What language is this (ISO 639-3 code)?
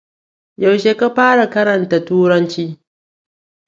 hau